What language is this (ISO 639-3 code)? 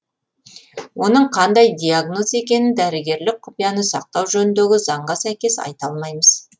kaz